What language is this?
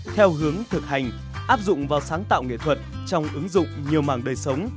Vietnamese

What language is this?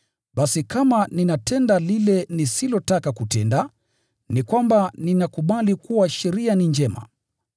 Swahili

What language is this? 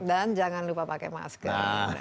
Indonesian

